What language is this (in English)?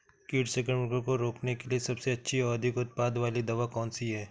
Hindi